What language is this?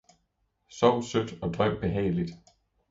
Danish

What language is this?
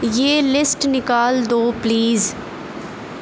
Urdu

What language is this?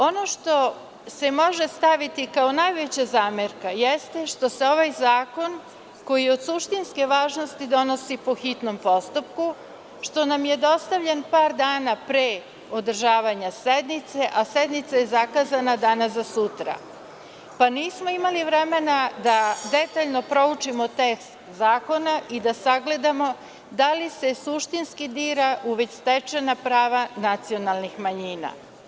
Serbian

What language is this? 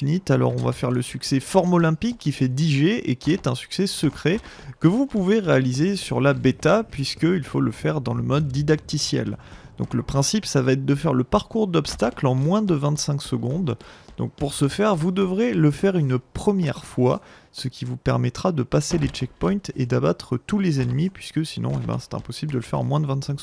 French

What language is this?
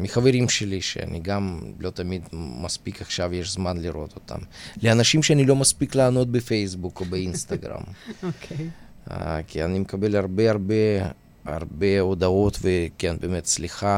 Hebrew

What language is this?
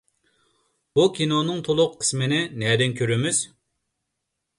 Uyghur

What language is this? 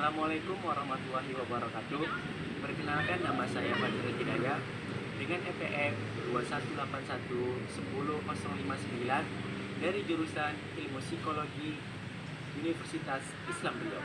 Indonesian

